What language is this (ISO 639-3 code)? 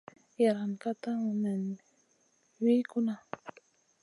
mcn